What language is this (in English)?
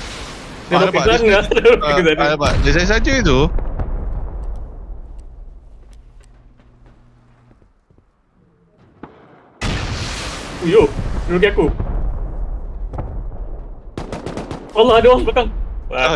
Malay